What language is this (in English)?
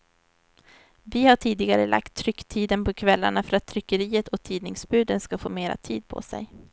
Swedish